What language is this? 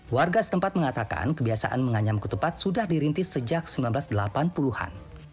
Indonesian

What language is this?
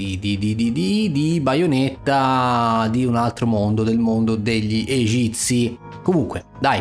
Italian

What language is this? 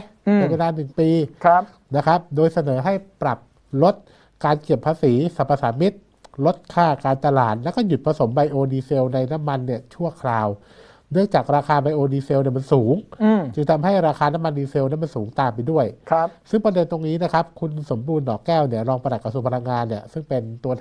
Thai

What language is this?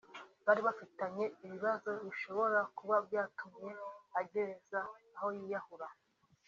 Kinyarwanda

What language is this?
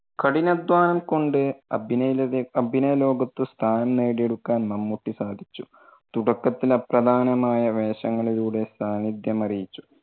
Malayalam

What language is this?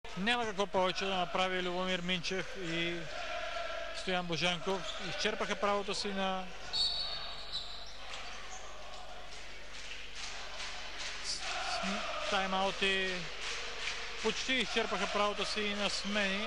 Bulgarian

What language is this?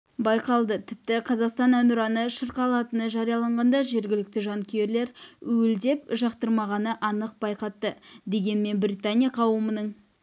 Kazakh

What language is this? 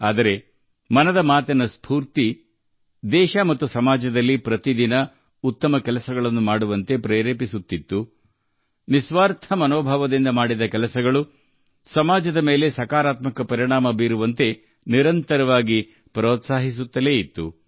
Kannada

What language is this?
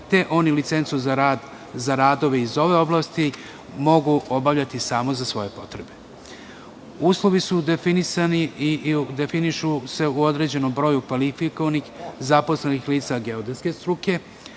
Serbian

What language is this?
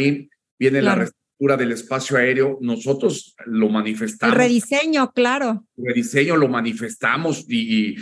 Spanish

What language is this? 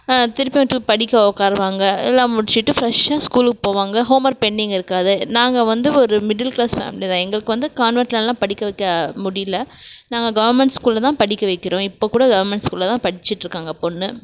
Tamil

